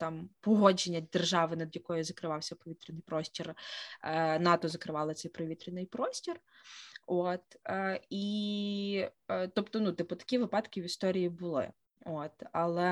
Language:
Ukrainian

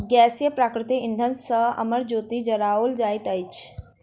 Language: Maithili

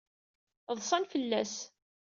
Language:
Kabyle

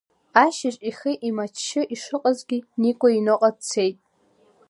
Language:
Abkhazian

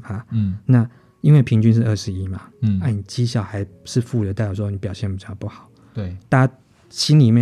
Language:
Chinese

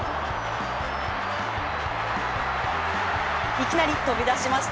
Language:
Japanese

